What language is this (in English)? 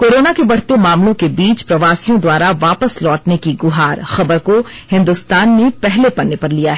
Hindi